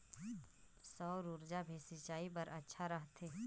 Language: Chhattisgarhi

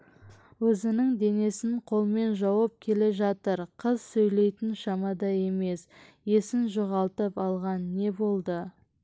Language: Kazakh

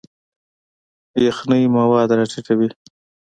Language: Pashto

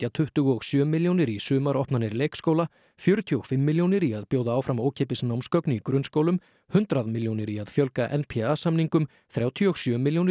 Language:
Icelandic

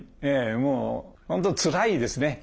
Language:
Japanese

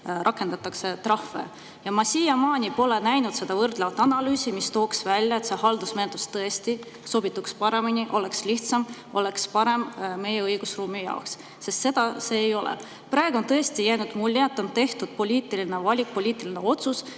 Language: Estonian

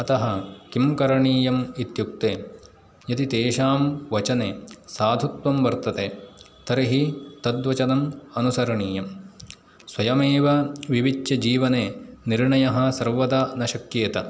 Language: Sanskrit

